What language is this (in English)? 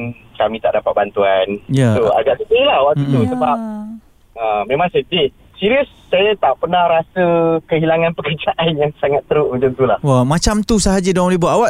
Malay